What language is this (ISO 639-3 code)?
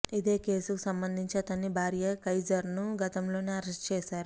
tel